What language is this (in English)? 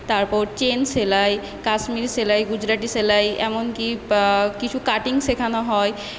Bangla